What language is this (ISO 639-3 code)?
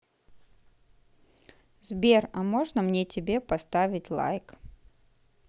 rus